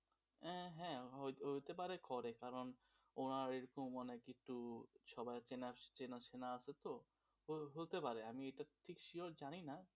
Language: Bangla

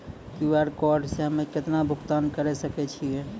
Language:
Maithili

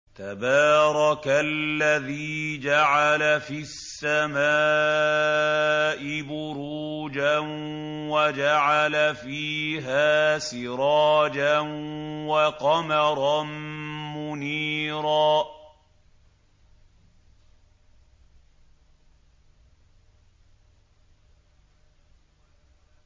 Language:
Arabic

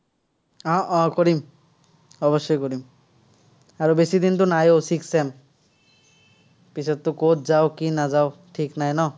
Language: Assamese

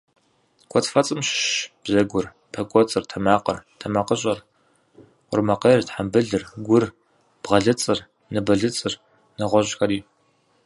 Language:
Kabardian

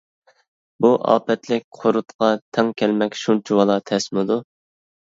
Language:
Uyghur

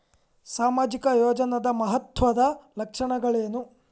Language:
Kannada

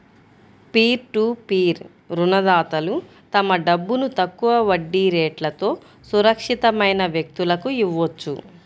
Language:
Telugu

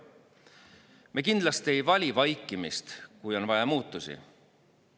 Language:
Estonian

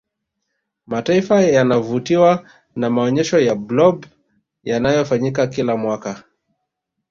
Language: Swahili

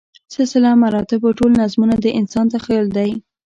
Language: Pashto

